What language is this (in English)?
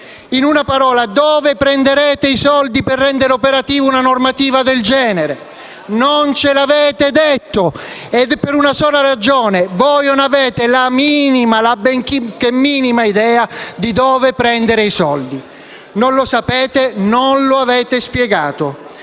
Italian